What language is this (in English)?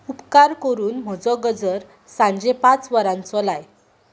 Konkani